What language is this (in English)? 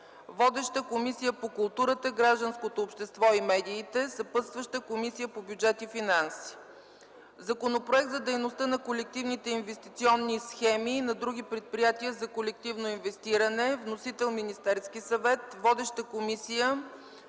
Bulgarian